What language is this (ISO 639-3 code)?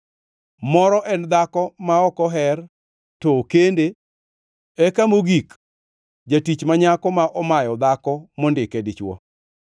luo